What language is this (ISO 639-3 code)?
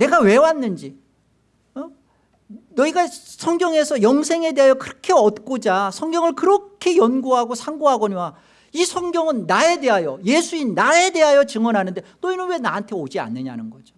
kor